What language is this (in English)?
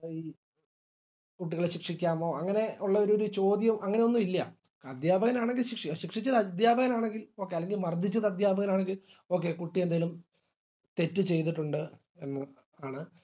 Malayalam